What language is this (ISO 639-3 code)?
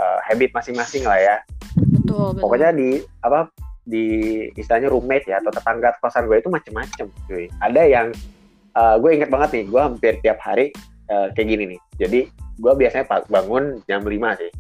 ind